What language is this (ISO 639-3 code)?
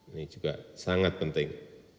ind